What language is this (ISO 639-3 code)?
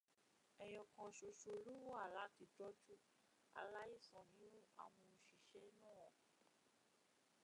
yor